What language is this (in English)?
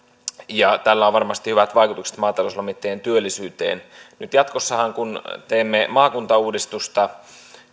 Finnish